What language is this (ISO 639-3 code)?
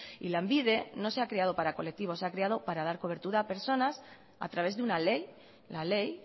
spa